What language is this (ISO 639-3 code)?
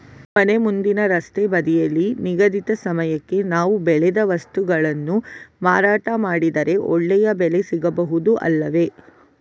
kan